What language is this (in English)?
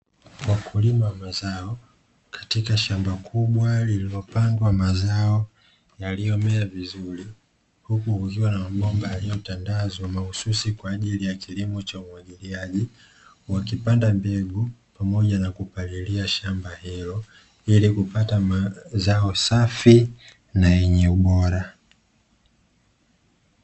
Swahili